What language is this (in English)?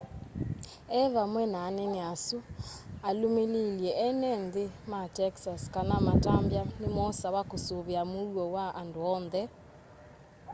Kamba